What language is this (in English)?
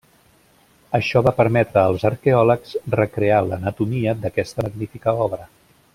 Catalan